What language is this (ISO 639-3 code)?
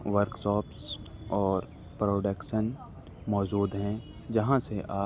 urd